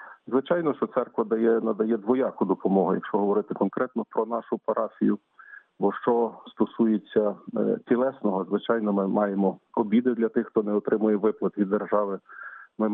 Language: Ukrainian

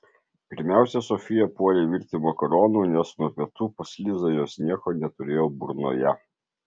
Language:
Lithuanian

